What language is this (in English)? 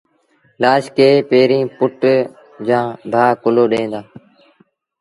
Sindhi Bhil